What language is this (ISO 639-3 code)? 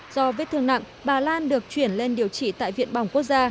vie